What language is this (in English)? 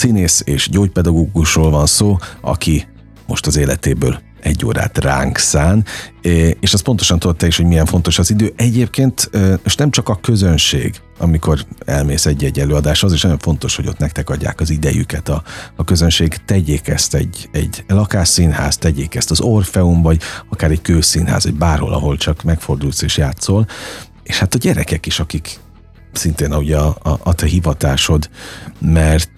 Hungarian